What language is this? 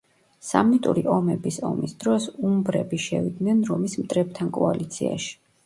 Georgian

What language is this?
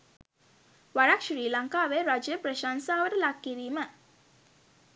Sinhala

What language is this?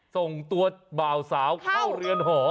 Thai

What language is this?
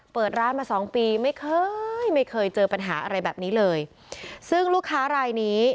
Thai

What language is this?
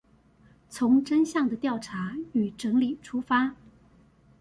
Chinese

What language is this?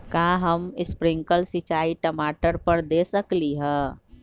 Magahi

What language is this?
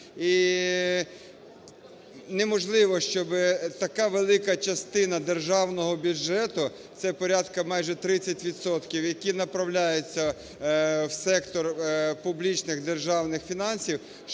Ukrainian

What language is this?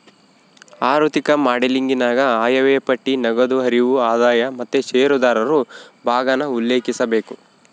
Kannada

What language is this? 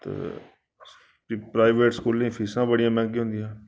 Dogri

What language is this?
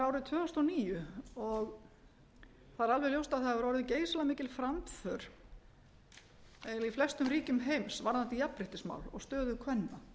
Icelandic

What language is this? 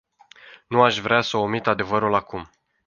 Romanian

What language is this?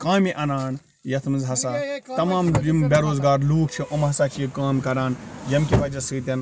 Kashmiri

